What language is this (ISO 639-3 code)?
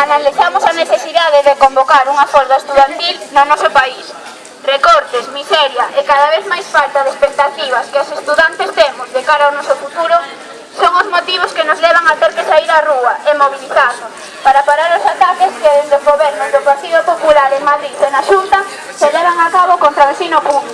spa